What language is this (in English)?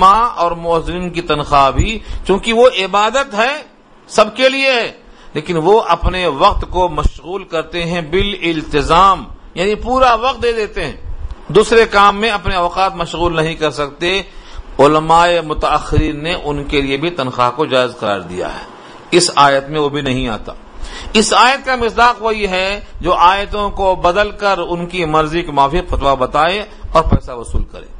Urdu